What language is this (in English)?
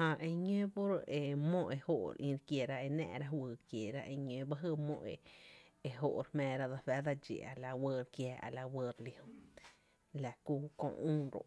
Tepinapa Chinantec